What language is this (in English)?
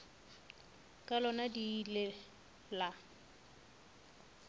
Northern Sotho